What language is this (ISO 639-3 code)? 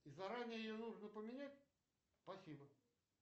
rus